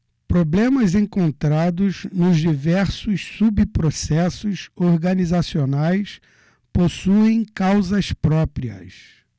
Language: Portuguese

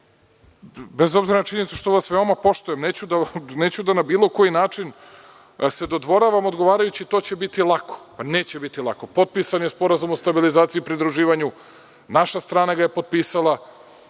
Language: Serbian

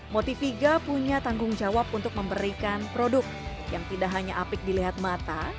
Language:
Indonesian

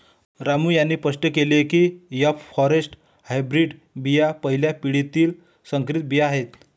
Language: Marathi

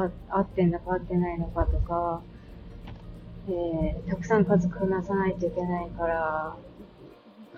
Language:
Japanese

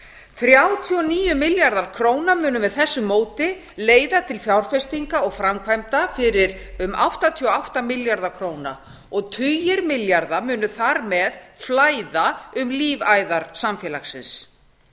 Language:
Icelandic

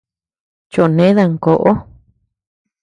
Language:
Tepeuxila Cuicatec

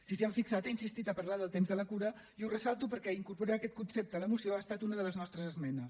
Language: Catalan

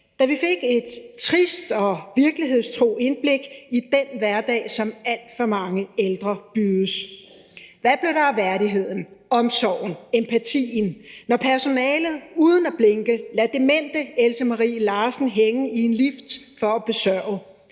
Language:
Danish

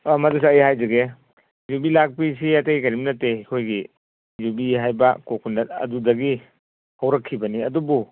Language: Manipuri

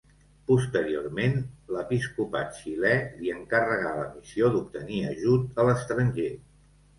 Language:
Catalan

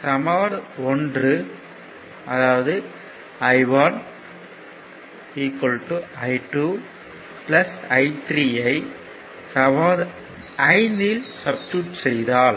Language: Tamil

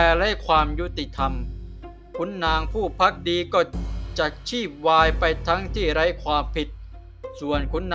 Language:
Thai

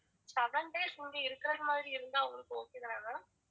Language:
Tamil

